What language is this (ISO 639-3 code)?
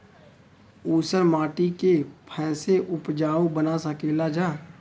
bho